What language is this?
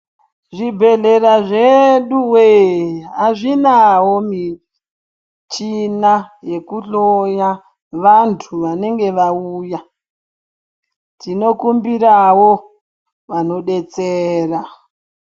Ndau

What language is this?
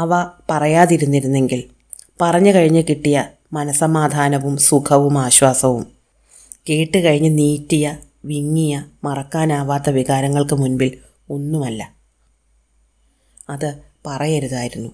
Malayalam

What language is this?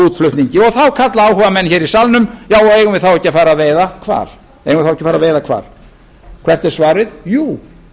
Icelandic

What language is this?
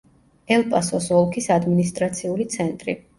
Georgian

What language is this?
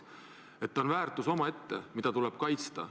Estonian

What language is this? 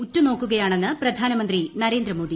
Malayalam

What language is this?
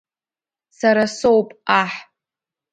Abkhazian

